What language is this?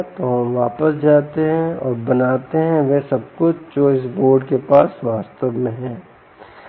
Hindi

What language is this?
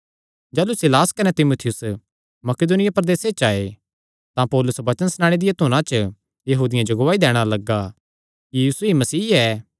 Kangri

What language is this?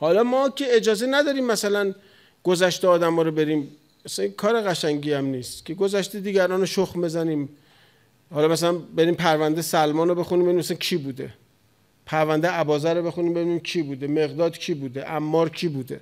Persian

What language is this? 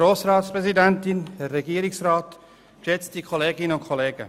Swiss German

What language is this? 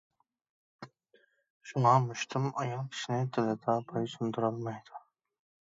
Uyghur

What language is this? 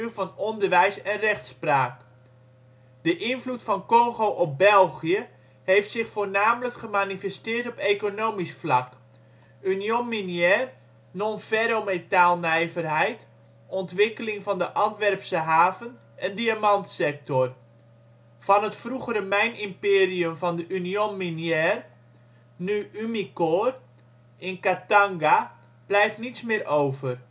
Dutch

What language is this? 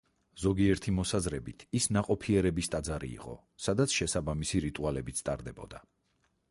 Georgian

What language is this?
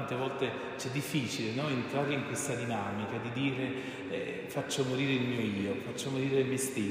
Italian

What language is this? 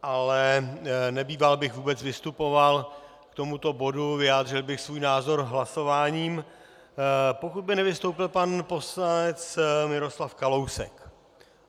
Czech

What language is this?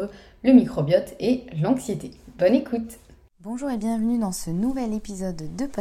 French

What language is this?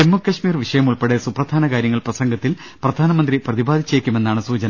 Malayalam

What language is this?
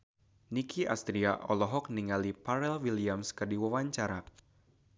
Sundanese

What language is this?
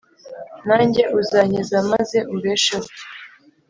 Kinyarwanda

